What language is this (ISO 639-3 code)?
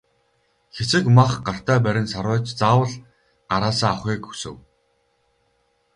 mon